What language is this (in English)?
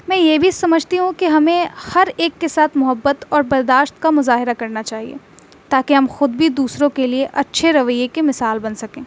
Urdu